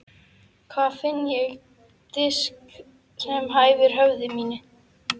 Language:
Icelandic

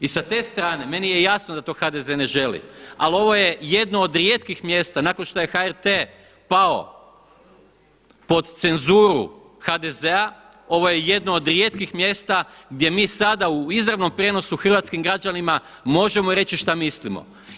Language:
Croatian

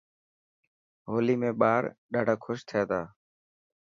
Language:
Dhatki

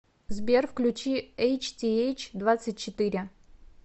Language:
Russian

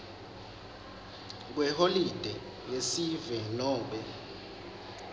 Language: Swati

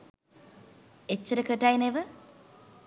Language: Sinhala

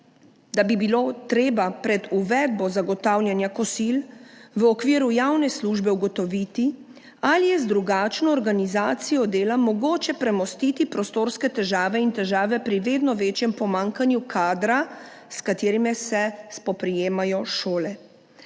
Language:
Slovenian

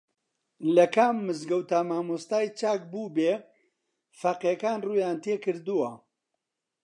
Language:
Central Kurdish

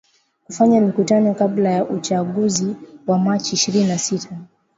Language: Swahili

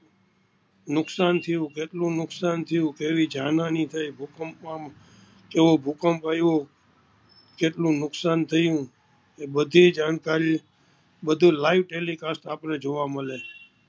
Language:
Gujarati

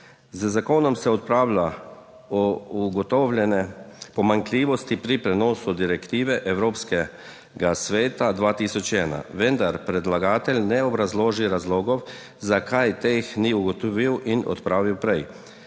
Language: Slovenian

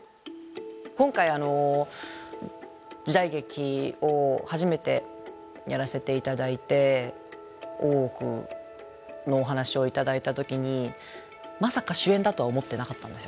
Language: Japanese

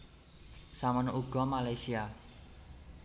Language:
Javanese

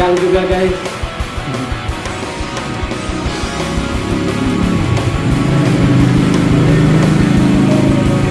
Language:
Indonesian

